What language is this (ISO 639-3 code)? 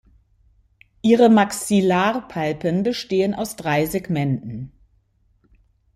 deu